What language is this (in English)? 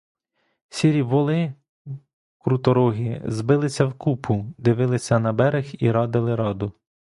Ukrainian